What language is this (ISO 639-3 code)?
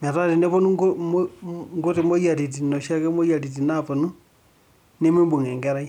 mas